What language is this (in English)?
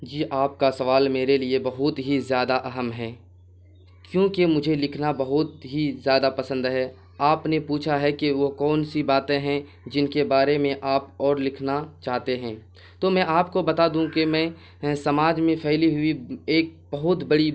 Urdu